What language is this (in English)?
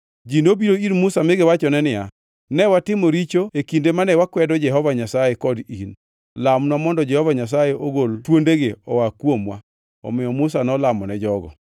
Luo (Kenya and Tanzania)